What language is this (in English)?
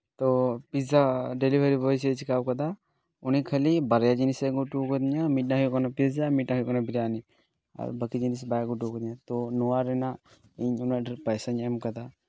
Santali